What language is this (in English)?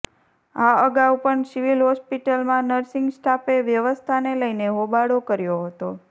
Gujarati